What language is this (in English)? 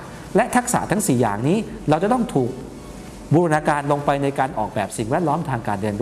Thai